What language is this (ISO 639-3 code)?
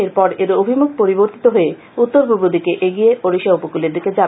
ben